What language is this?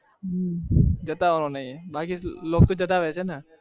Gujarati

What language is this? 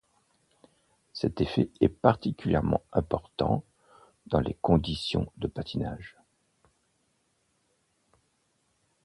French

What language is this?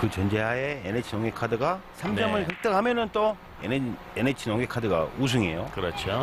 Korean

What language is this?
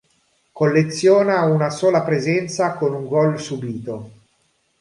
Italian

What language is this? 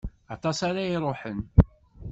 Kabyle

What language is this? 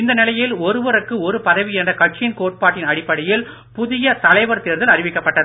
Tamil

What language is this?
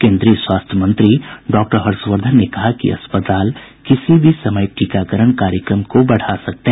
Hindi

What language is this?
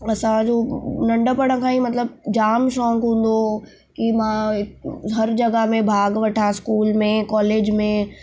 Sindhi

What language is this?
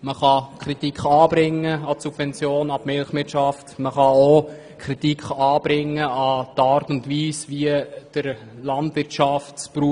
Swiss German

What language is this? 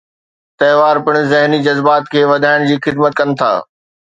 Sindhi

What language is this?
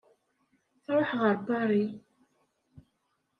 Kabyle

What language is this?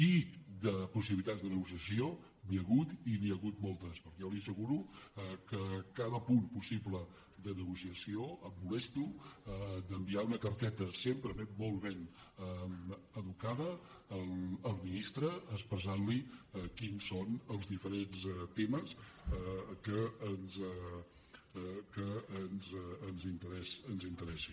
Catalan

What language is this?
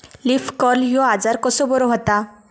Marathi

